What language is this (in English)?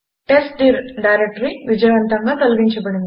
Telugu